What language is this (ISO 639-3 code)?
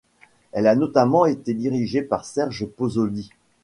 fra